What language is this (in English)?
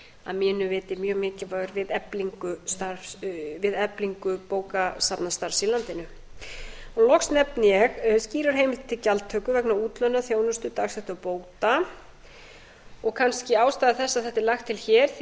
Icelandic